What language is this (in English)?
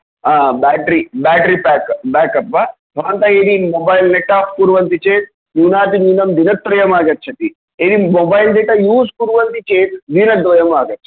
Sanskrit